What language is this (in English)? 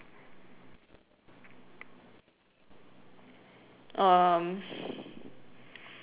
English